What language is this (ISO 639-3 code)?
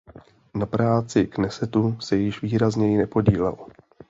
ces